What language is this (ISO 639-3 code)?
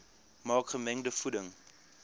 afr